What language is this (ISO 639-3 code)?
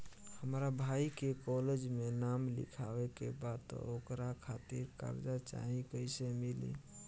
bho